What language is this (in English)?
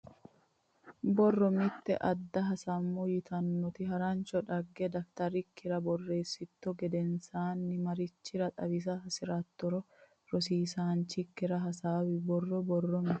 Sidamo